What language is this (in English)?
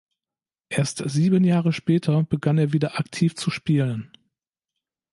German